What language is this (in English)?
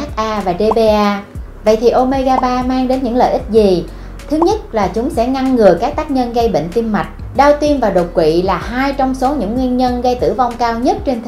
Vietnamese